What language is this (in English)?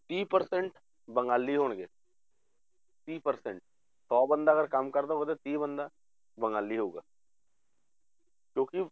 Punjabi